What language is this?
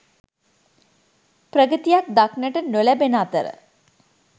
Sinhala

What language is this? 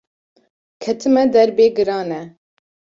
Kurdish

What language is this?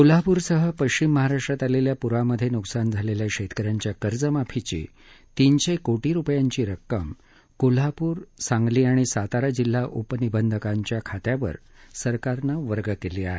Marathi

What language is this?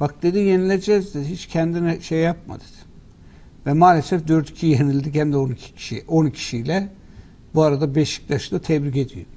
Turkish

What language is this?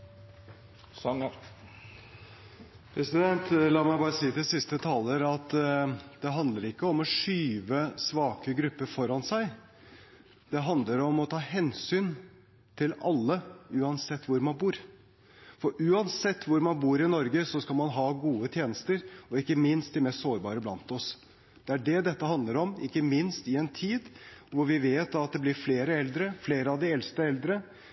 Norwegian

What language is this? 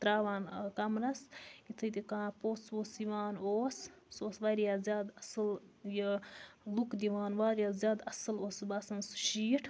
Kashmiri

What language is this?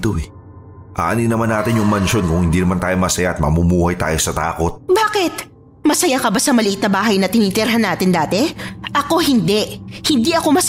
Filipino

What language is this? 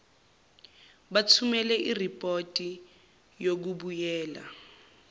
Zulu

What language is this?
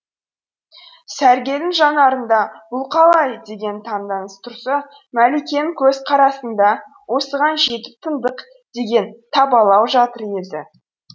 Kazakh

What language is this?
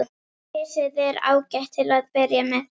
Icelandic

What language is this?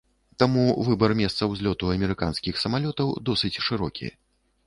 Belarusian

